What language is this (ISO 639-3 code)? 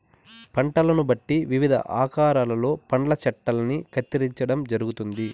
tel